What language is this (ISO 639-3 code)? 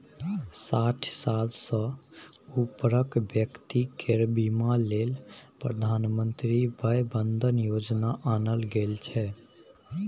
mai